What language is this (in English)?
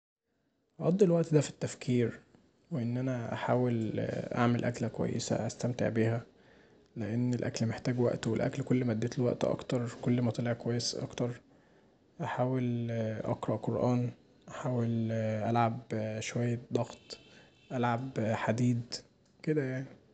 Egyptian Arabic